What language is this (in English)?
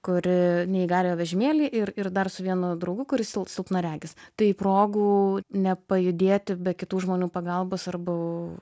Lithuanian